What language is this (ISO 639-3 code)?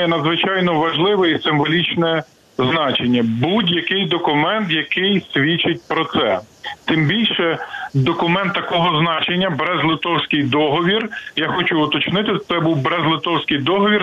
ukr